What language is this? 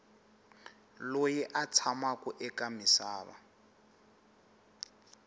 Tsonga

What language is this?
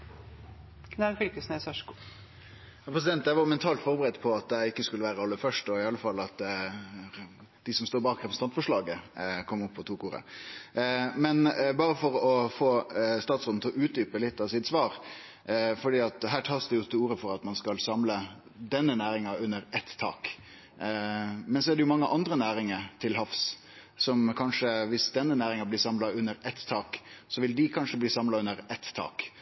Norwegian Nynorsk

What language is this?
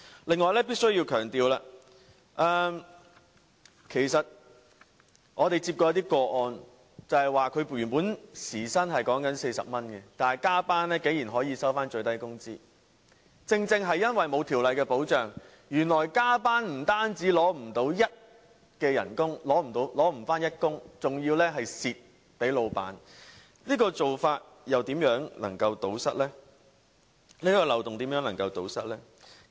Cantonese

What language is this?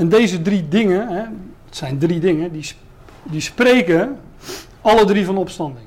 Dutch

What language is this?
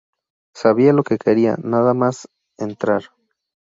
Spanish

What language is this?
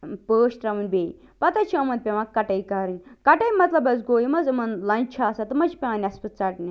Kashmiri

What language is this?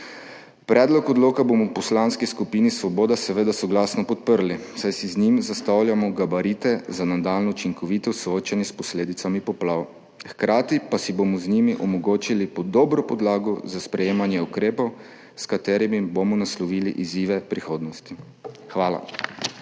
Slovenian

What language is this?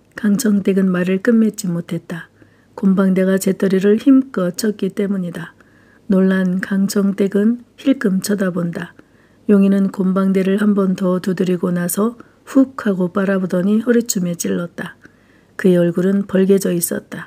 Korean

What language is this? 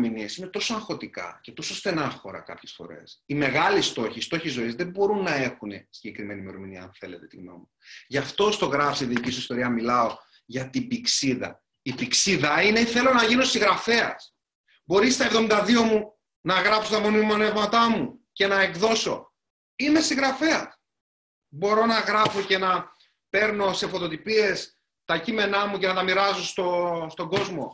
Greek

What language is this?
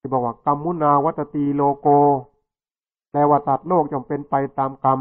Thai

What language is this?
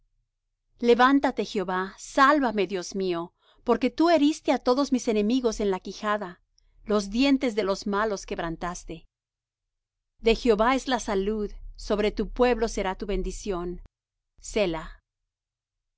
Spanish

